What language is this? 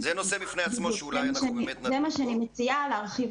Hebrew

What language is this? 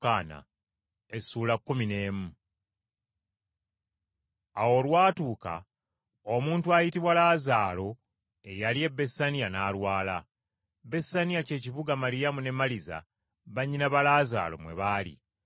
Ganda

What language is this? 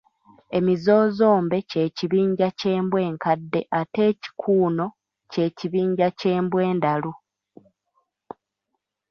Ganda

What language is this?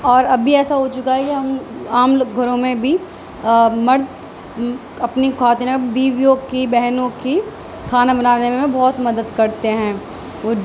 Urdu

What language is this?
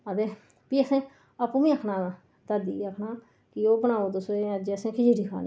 Dogri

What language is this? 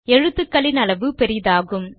Tamil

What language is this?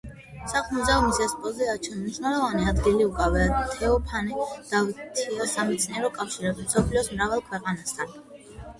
Georgian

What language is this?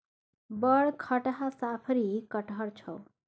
Maithili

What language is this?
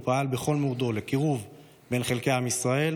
Hebrew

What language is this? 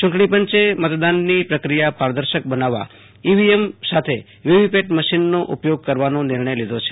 Gujarati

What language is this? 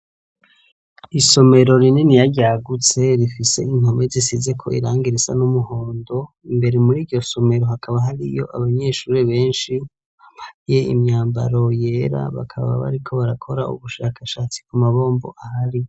Rundi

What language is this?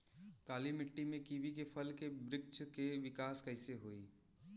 Bhojpuri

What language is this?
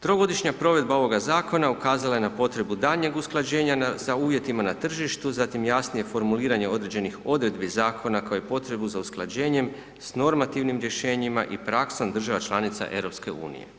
Croatian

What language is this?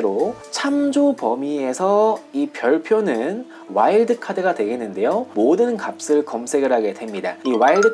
Korean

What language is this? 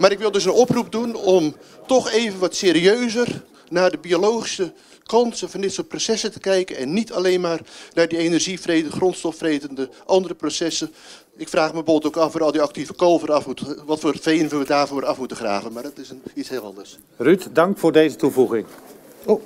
Dutch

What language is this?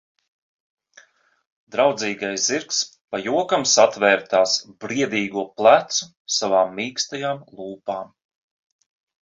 Latvian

